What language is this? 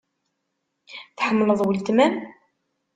Kabyle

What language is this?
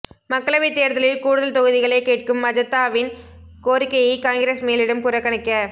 Tamil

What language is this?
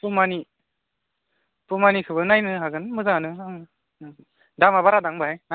Bodo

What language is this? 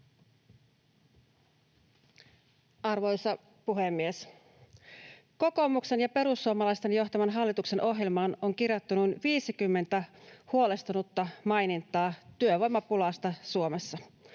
Finnish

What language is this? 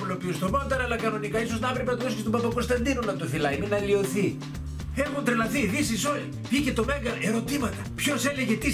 Greek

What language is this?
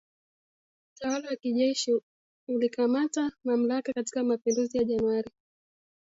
Swahili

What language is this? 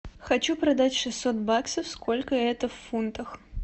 Russian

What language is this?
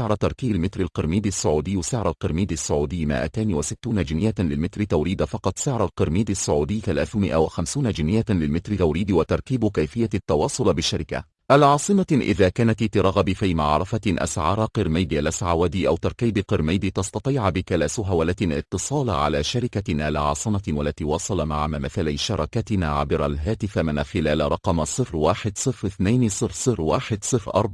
Arabic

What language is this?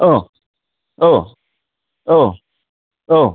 Bodo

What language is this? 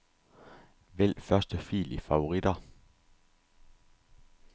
Danish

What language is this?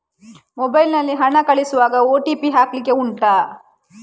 Kannada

